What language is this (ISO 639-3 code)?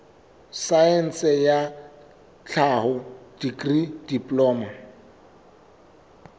sot